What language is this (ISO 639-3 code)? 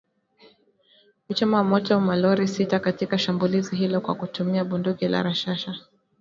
swa